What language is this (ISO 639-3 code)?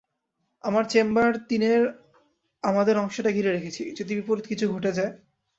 ben